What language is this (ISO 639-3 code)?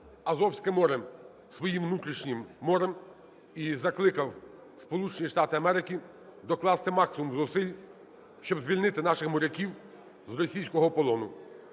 ukr